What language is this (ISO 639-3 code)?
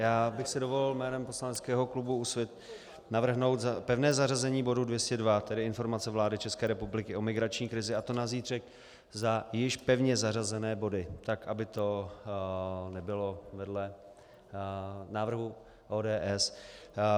ces